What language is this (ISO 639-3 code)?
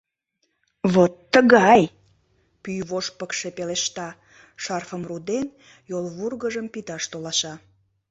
chm